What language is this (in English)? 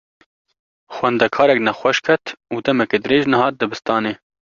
Kurdish